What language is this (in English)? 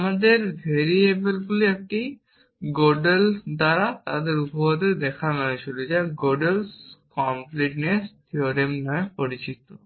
Bangla